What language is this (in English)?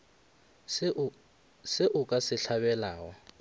Northern Sotho